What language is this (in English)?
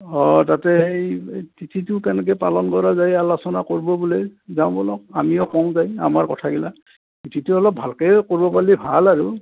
Assamese